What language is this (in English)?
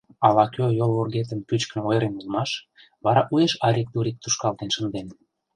Mari